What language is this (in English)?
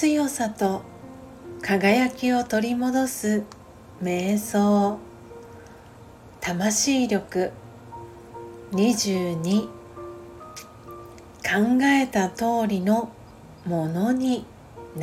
Japanese